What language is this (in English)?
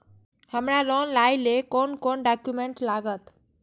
Maithili